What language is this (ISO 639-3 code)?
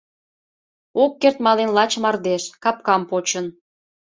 chm